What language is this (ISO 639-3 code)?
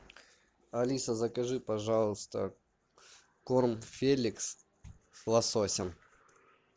rus